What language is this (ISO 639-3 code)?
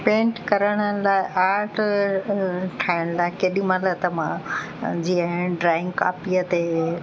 snd